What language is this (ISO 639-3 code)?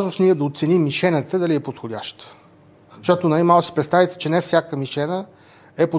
bul